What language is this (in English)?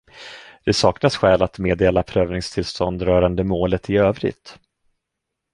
Swedish